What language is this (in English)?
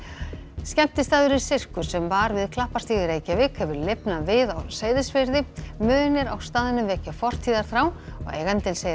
Icelandic